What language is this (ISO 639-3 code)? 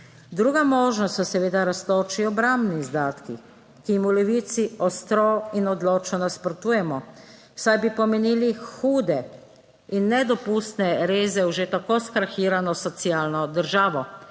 slv